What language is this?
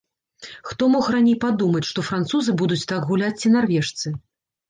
Belarusian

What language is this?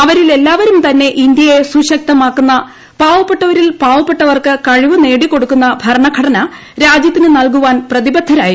Malayalam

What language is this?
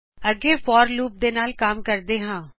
Punjabi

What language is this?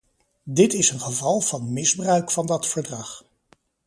Dutch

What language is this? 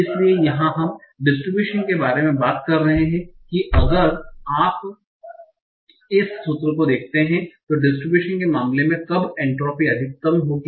Hindi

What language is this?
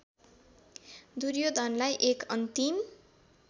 Nepali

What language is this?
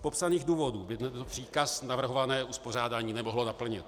Czech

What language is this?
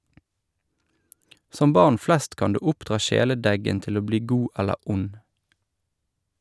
Norwegian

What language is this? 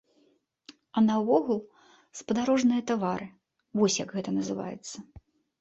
Belarusian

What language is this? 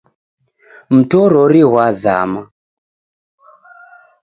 Taita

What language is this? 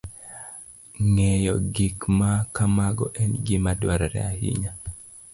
Luo (Kenya and Tanzania)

